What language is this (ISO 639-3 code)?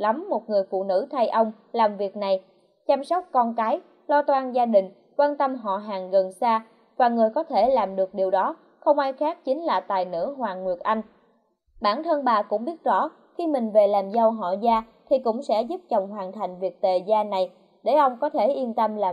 vie